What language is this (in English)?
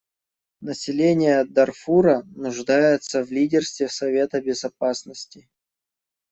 Russian